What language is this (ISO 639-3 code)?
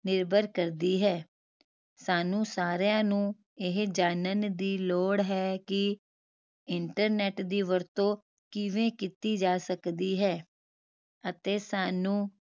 pan